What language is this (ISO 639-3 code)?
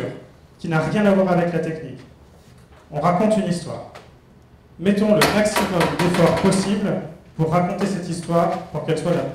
fra